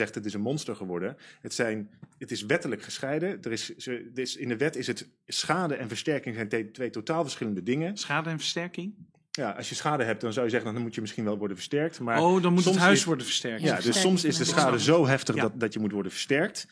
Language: Dutch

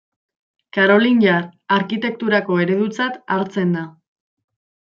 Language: Basque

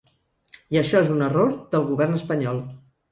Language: Catalan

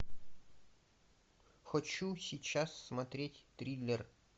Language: Russian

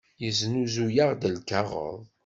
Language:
Kabyle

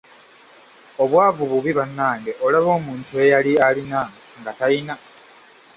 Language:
Ganda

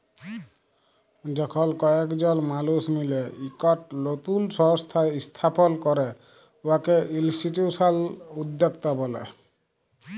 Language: Bangla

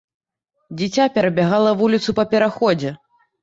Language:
Belarusian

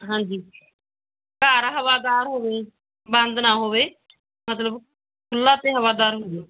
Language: Punjabi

